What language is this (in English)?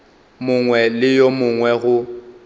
Northern Sotho